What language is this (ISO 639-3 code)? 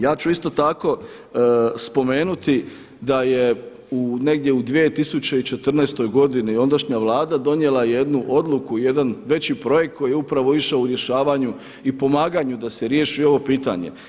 hrv